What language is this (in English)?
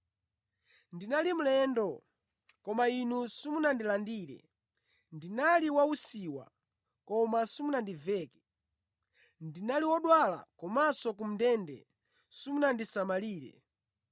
Nyanja